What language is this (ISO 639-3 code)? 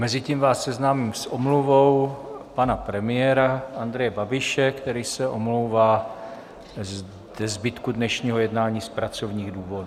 ces